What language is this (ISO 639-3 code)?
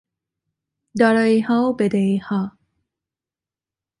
fas